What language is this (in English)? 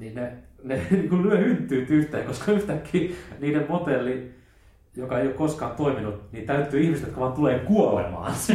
Finnish